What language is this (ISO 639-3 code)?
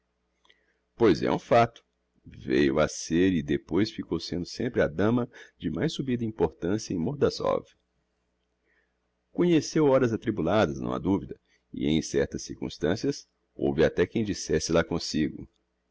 por